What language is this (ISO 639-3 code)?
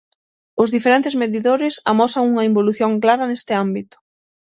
glg